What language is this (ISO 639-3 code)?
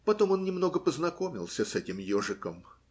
rus